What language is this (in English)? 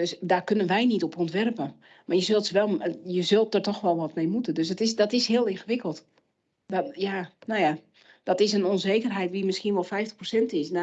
Dutch